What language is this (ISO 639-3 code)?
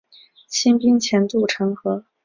zho